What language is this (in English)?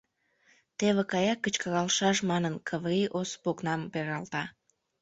Mari